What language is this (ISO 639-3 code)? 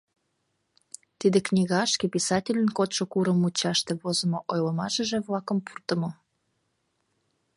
chm